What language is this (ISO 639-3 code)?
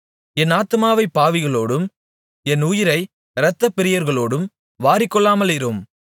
tam